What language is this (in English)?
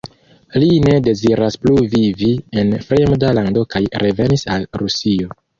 Esperanto